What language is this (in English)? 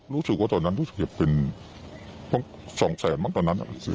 Thai